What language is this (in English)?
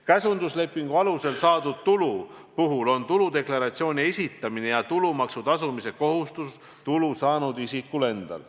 Estonian